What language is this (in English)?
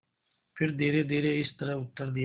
Hindi